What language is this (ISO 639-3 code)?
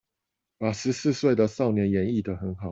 zho